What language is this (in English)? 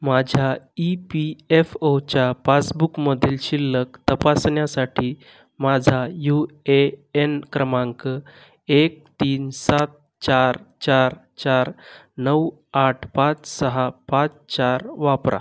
Marathi